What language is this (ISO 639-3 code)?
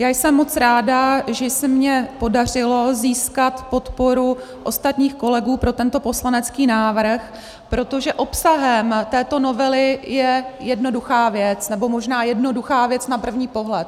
ces